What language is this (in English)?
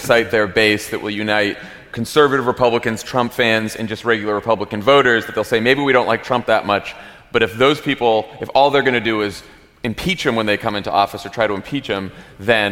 English